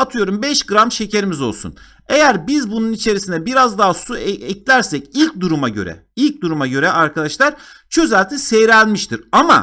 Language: Turkish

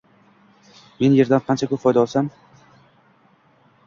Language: Uzbek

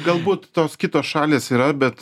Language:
Lithuanian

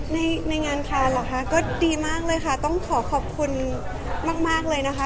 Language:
Thai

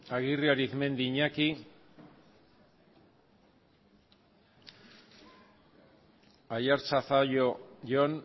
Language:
Basque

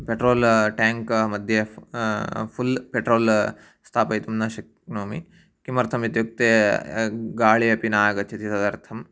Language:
Sanskrit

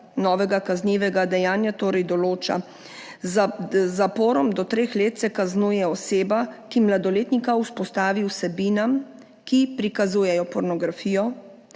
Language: Slovenian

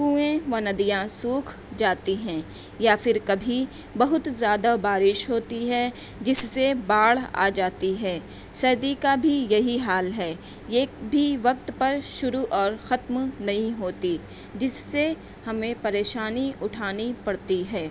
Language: Urdu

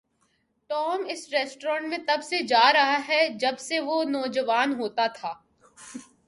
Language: Urdu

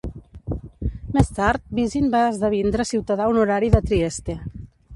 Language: Catalan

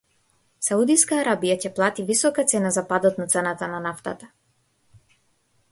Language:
Macedonian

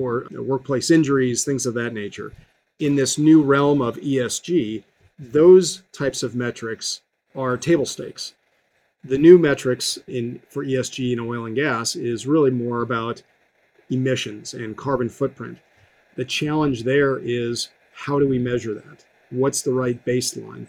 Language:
English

